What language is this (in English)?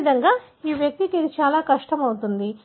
Telugu